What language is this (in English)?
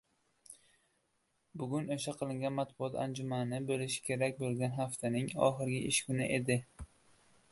Uzbek